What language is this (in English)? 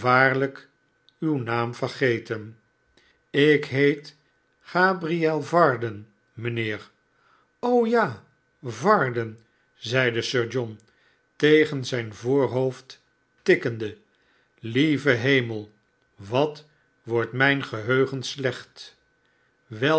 Dutch